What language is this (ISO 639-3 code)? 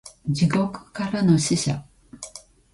jpn